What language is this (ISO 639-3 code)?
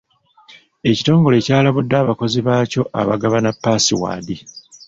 lug